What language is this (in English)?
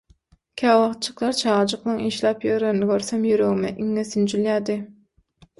Turkmen